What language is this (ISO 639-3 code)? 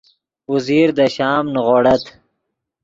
ydg